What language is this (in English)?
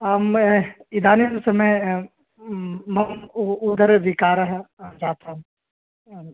Sanskrit